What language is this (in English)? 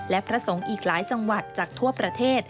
Thai